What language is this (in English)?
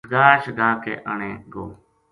Gujari